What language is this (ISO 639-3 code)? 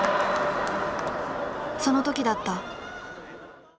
jpn